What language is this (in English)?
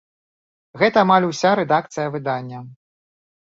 Belarusian